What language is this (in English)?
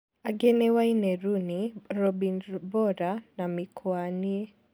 Kikuyu